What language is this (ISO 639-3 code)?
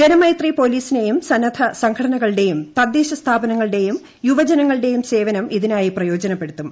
mal